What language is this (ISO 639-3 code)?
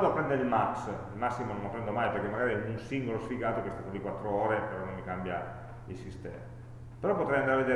ita